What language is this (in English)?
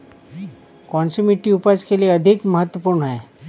Hindi